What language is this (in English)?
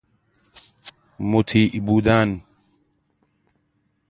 Persian